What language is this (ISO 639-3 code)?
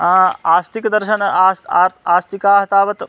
san